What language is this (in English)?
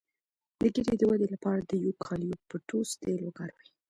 Pashto